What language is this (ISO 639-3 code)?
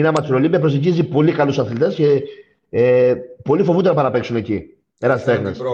ell